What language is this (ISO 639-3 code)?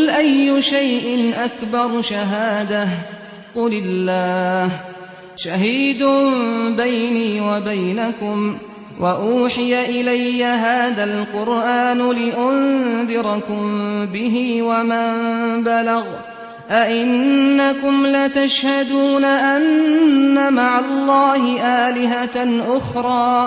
ara